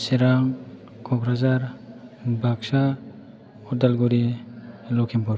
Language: Bodo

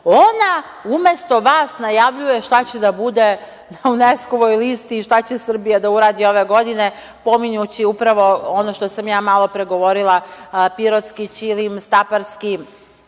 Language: Serbian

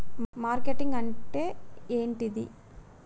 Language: Telugu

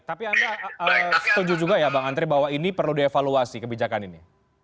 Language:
Indonesian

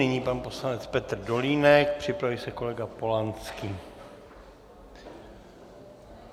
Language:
Czech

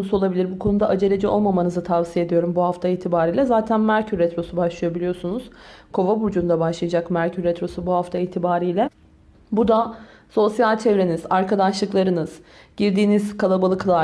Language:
Turkish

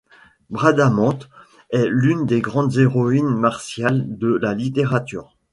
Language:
French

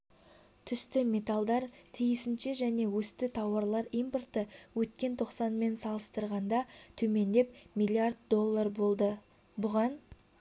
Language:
Kazakh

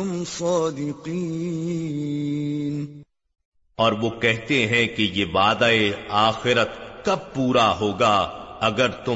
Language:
Urdu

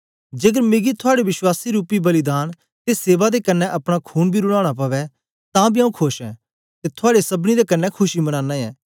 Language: Dogri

